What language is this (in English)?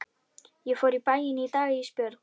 Icelandic